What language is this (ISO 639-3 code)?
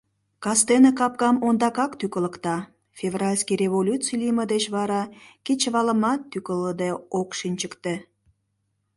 chm